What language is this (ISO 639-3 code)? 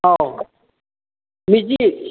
mni